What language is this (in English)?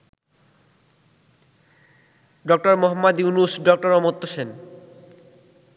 Bangla